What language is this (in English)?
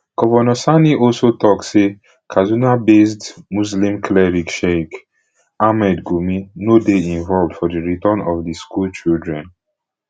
Nigerian Pidgin